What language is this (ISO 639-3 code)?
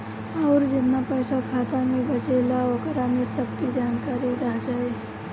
bho